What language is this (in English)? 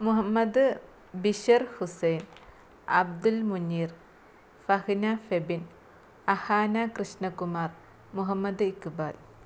Malayalam